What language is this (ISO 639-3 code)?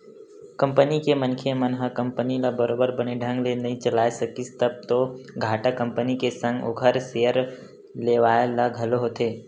hne